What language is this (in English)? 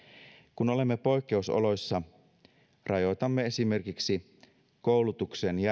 Finnish